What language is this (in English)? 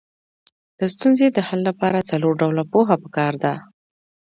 Pashto